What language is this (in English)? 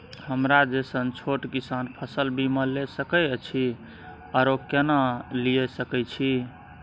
Maithili